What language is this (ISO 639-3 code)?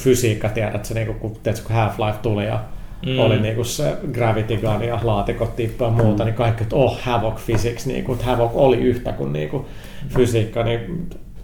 fin